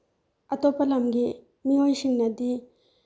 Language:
Manipuri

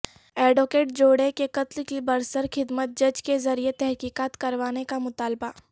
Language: Urdu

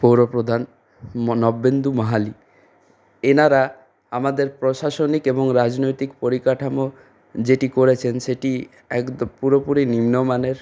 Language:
Bangla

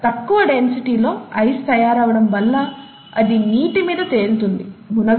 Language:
Telugu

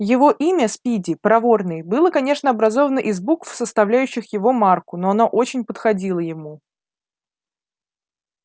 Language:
Russian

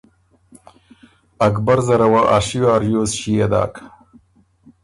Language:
Ormuri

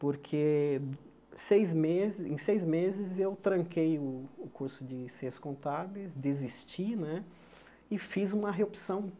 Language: Portuguese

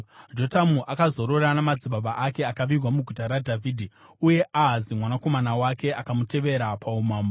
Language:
Shona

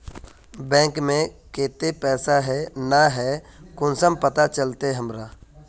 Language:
Magahi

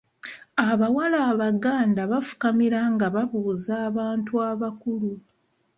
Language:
Ganda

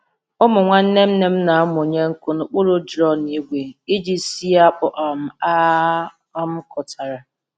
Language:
Igbo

